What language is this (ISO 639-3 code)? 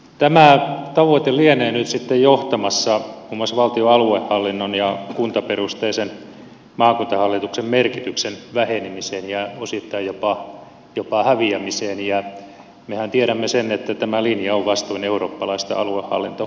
fin